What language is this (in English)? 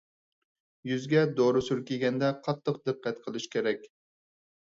Uyghur